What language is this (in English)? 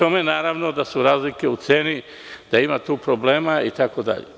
Serbian